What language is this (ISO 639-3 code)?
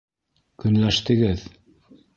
bak